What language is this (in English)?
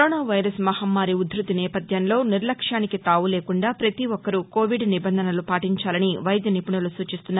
Telugu